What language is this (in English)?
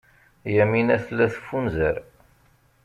Kabyle